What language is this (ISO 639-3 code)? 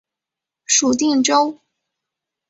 zho